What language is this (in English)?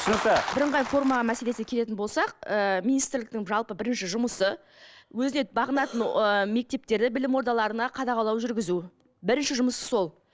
Kazakh